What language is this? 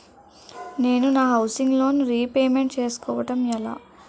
Telugu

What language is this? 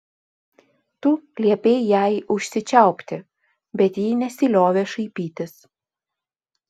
Lithuanian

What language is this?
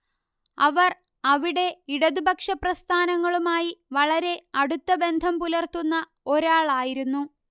Malayalam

